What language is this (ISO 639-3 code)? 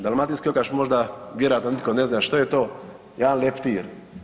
hrv